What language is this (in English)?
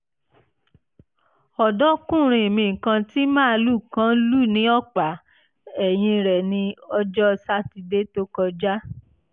Yoruba